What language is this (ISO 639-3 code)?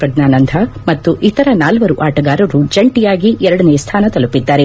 kan